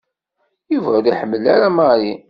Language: Kabyle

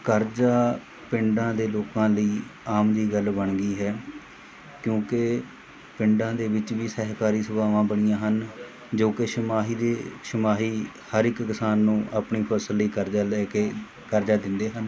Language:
Punjabi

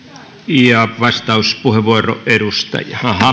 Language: Finnish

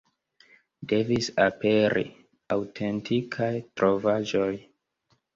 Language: Esperanto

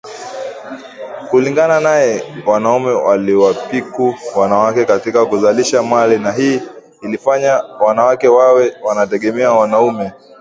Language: Swahili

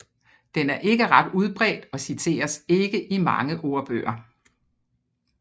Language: Danish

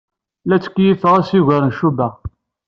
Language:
Kabyle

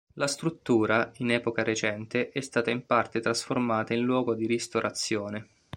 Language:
Italian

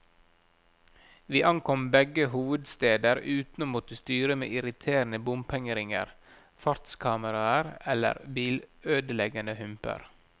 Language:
Norwegian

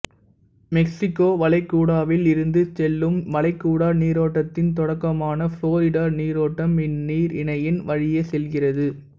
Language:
Tamil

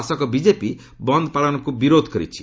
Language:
Odia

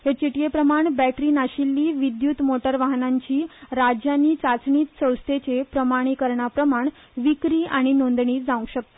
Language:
Konkani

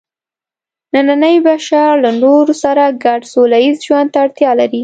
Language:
Pashto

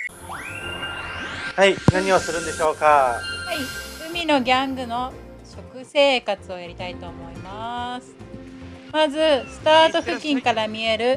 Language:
Japanese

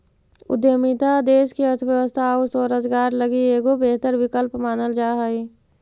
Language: Magahi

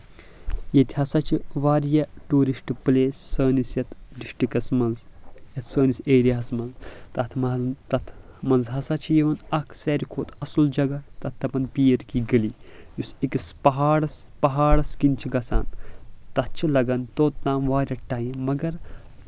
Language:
Kashmiri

